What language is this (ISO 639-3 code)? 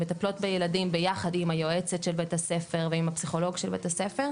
heb